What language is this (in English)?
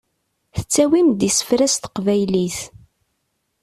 Kabyle